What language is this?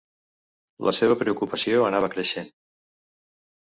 Catalan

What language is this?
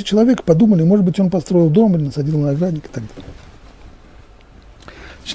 Russian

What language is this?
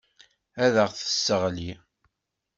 Kabyle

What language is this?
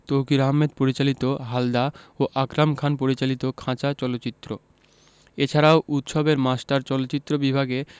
Bangla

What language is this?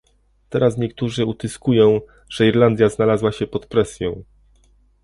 Polish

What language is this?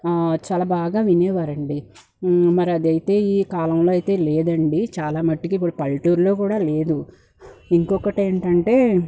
Telugu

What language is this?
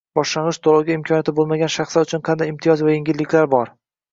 Uzbek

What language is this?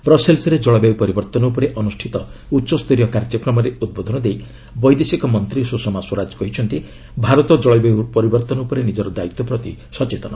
Odia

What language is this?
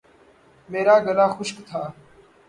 Urdu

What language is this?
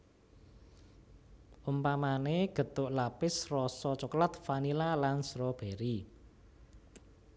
Javanese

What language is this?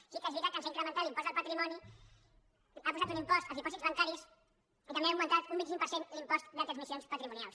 Catalan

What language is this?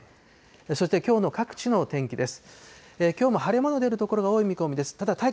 Japanese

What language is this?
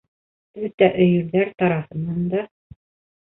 Bashkir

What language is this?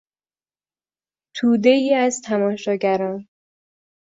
Persian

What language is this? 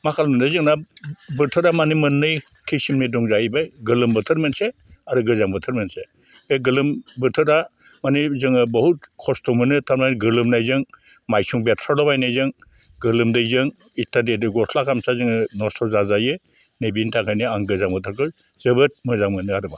Bodo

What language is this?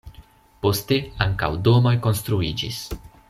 Esperanto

